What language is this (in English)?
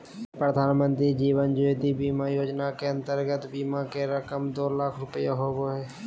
Magahi